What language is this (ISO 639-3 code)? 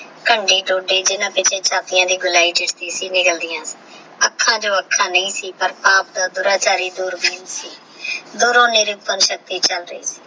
pan